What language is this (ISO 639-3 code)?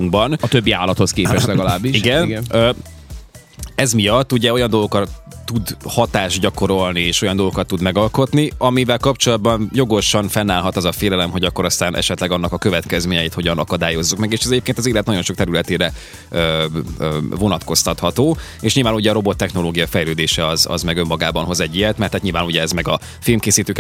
hun